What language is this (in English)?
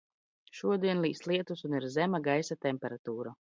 Latvian